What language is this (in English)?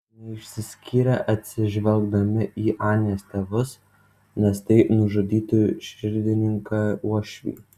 Lithuanian